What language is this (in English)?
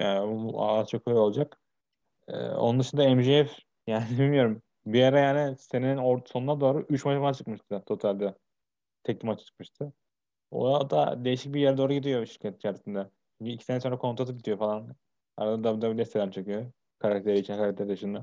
Turkish